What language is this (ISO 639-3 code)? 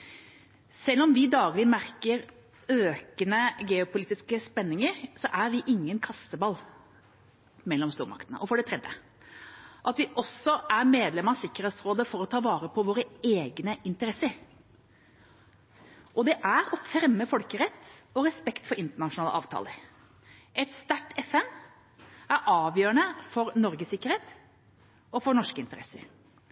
nob